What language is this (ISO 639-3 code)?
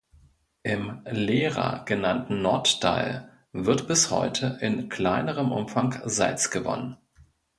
deu